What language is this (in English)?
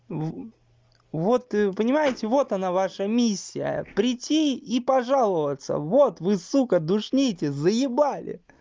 Russian